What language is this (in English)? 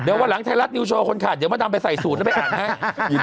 Thai